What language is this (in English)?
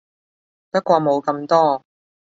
Cantonese